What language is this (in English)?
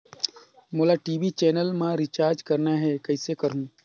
Chhattisgarhi